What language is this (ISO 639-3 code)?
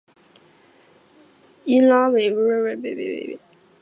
zho